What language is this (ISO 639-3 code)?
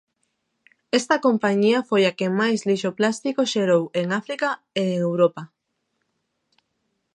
glg